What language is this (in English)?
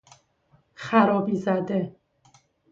Persian